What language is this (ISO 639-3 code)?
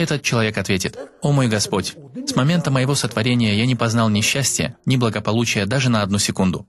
rus